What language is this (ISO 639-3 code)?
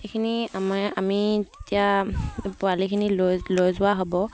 asm